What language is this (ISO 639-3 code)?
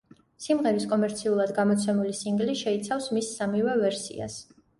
kat